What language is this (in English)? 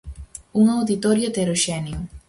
Galician